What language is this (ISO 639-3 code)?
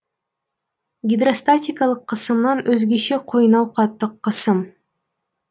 kaz